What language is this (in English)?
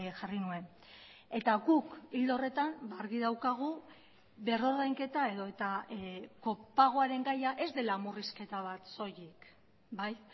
Basque